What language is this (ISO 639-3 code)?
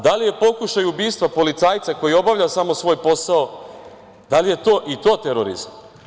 srp